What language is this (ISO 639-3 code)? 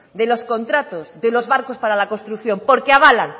spa